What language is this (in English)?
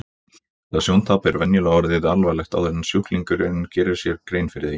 Icelandic